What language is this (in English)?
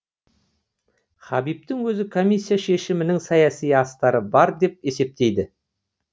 Kazakh